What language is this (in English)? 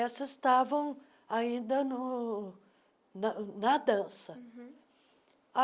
Portuguese